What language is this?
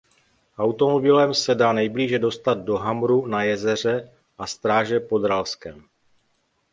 Czech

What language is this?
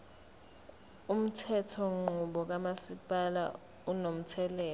Zulu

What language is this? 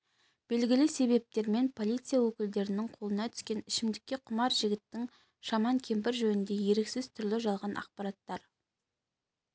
Kazakh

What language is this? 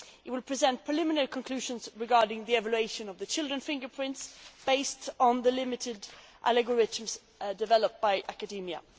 English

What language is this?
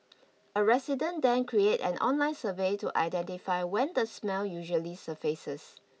English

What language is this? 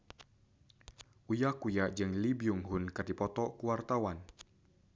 Sundanese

